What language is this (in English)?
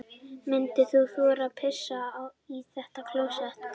Icelandic